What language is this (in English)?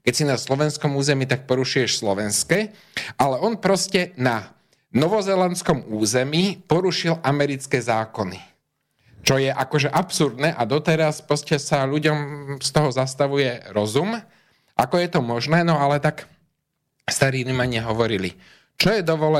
Slovak